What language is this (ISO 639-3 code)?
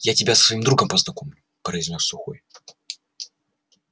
rus